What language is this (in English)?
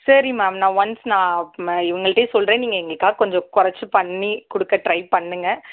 Tamil